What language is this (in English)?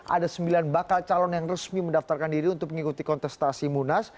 Indonesian